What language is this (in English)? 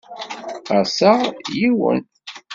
Kabyle